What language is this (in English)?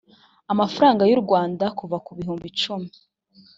Kinyarwanda